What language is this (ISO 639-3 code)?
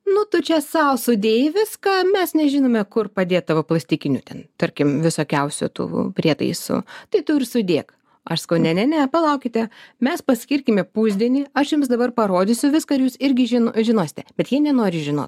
lit